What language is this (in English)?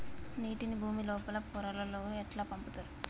Telugu